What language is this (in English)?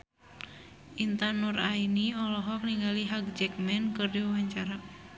Sundanese